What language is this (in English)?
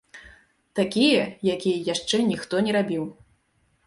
Belarusian